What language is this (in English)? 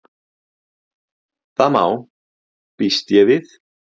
Icelandic